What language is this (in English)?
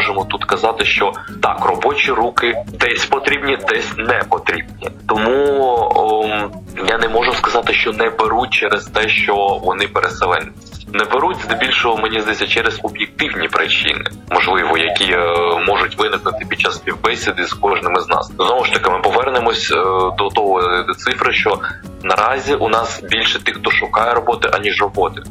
Ukrainian